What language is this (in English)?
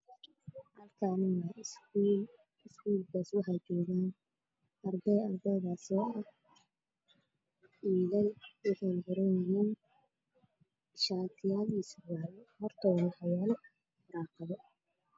Somali